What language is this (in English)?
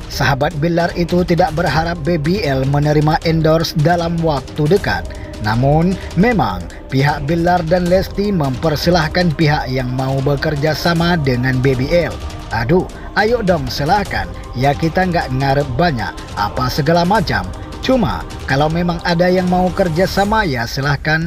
Indonesian